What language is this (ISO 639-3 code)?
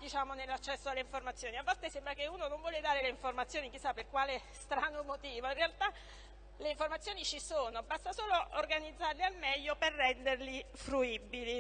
ita